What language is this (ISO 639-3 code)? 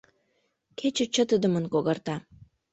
chm